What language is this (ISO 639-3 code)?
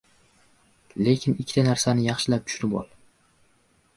uzb